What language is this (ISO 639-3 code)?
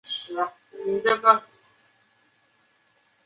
zho